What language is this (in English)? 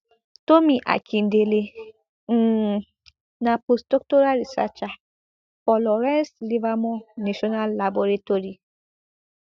Nigerian Pidgin